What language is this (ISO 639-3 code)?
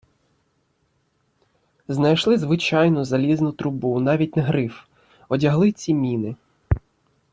ukr